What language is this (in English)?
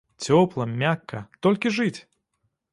Belarusian